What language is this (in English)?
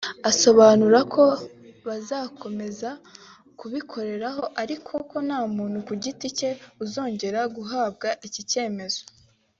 Kinyarwanda